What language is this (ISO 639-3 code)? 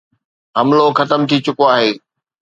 snd